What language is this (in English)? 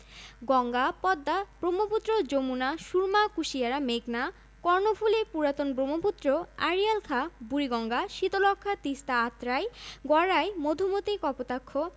Bangla